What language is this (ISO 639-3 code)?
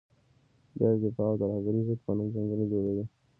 pus